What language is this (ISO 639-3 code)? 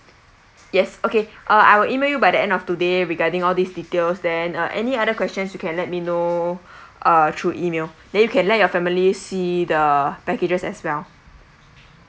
eng